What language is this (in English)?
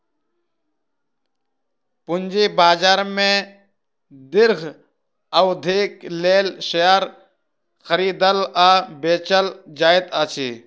Maithili